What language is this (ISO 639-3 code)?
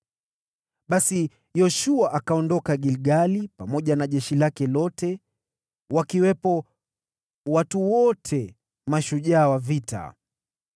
swa